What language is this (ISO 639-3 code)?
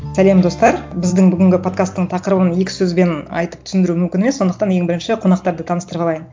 kaz